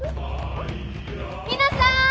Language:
Japanese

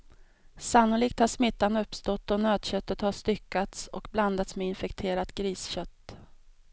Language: Swedish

